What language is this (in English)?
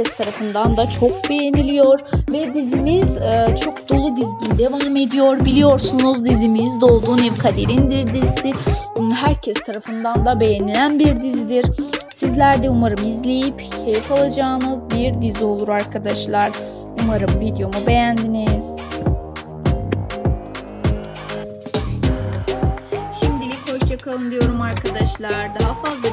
Turkish